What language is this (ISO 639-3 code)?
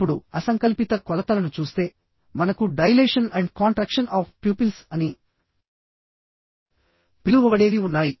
tel